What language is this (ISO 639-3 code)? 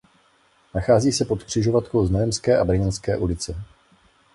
ces